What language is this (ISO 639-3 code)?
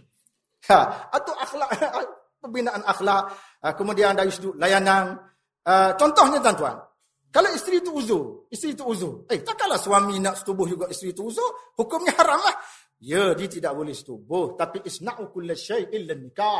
msa